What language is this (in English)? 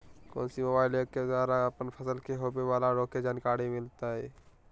Magahi